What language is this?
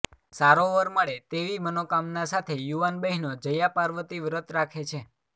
Gujarati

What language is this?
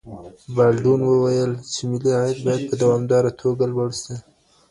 Pashto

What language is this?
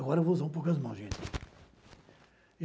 Portuguese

